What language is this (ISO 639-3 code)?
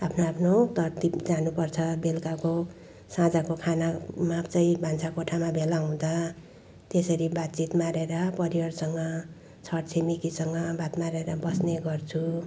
nep